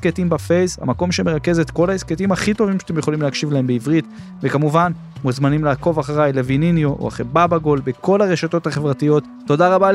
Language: Hebrew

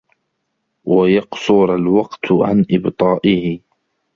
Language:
Arabic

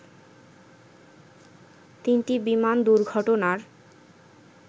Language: Bangla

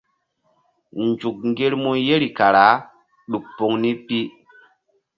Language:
Mbum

